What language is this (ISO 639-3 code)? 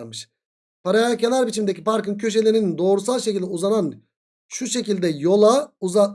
tur